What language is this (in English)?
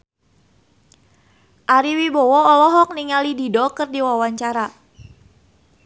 Sundanese